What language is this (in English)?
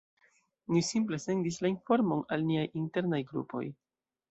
Esperanto